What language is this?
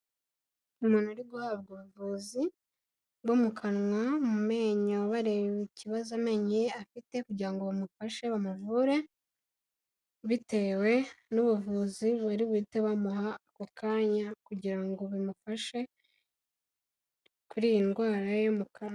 Kinyarwanda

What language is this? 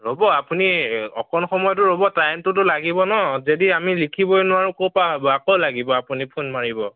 Assamese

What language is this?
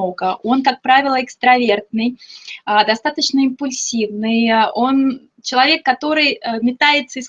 Russian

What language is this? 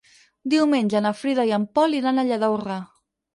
Catalan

